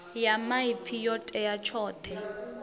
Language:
Venda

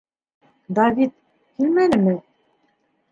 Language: Bashkir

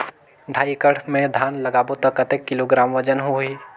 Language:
Chhattisgarhi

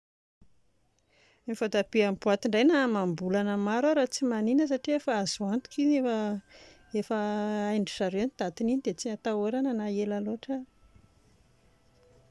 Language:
Malagasy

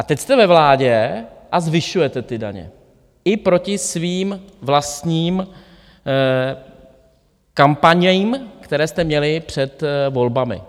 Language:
Czech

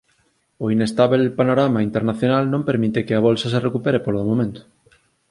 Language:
Galician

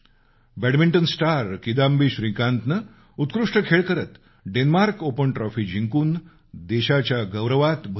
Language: Marathi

